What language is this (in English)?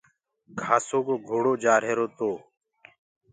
Gurgula